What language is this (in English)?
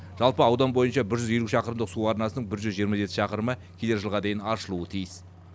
Kazakh